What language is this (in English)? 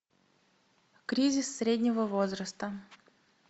Russian